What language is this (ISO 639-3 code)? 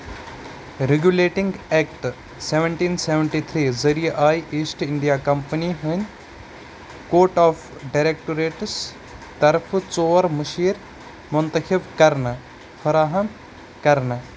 kas